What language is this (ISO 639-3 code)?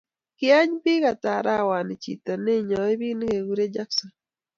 kln